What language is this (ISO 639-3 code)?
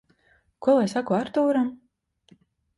lav